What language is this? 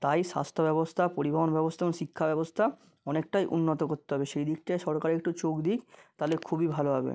Bangla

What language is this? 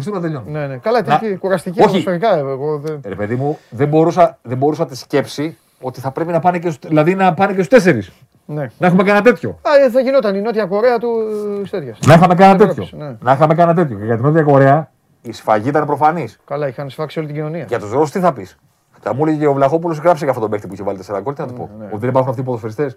Greek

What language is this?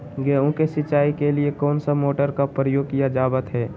Magahi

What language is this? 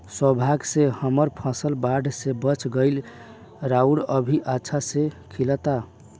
Bhojpuri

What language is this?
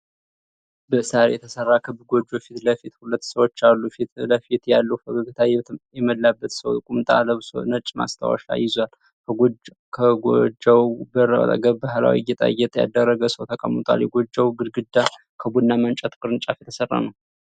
Amharic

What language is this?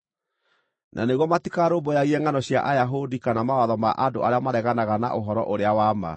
Kikuyu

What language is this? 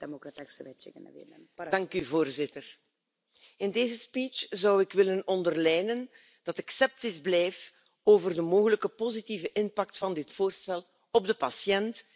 Dutch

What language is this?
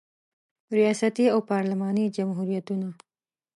Pashto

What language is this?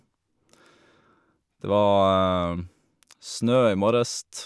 Norwegian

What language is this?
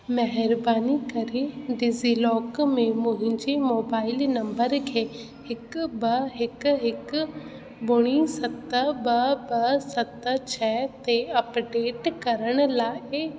Sindhi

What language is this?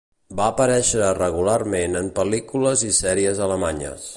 Catalan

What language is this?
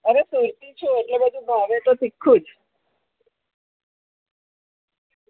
Gujarati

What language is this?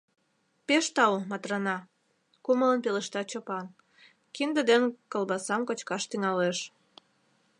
Mari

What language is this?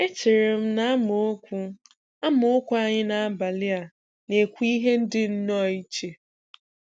Igbo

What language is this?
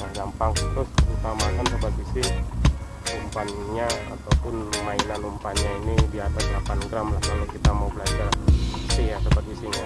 Indonesian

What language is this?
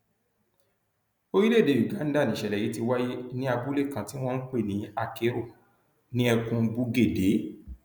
Yoruba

